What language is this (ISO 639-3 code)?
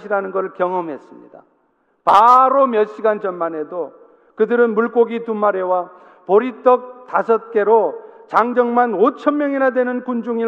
kor